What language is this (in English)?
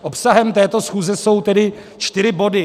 Czech